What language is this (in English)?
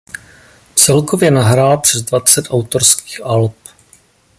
Czech